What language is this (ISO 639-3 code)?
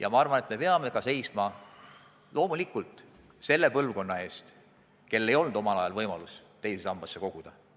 est